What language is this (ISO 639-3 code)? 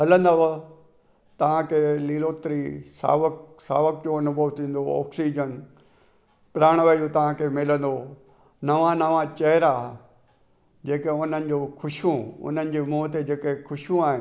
snd